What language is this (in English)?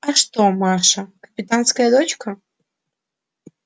Russian